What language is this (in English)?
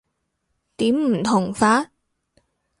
Cantonese